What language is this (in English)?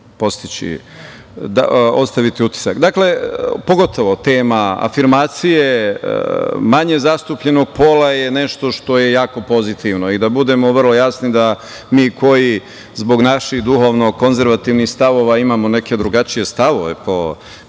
Serbian